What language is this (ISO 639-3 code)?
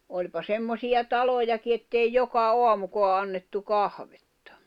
fin